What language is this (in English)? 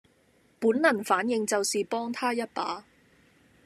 Cantonese